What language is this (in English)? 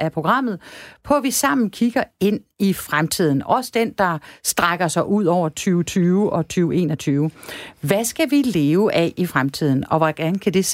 Danish